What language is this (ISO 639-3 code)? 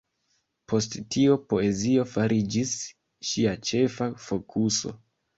epo